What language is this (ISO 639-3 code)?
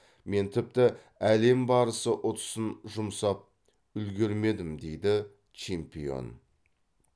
kaz